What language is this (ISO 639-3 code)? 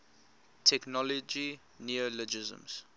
eng